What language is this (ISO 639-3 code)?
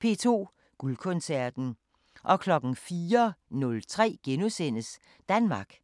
dan